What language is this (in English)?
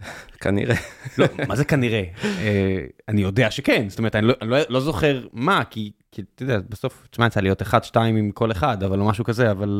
Hebrew